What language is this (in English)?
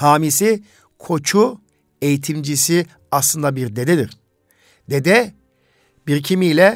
Turkish